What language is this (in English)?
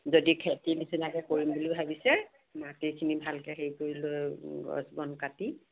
Assamese